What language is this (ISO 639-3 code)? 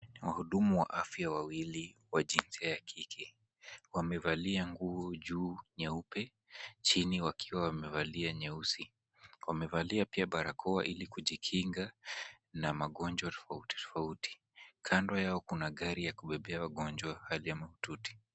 swa